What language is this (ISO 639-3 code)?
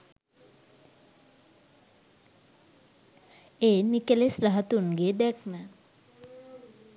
sin